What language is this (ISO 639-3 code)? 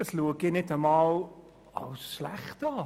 gsw